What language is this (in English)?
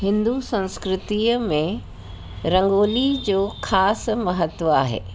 Sindhi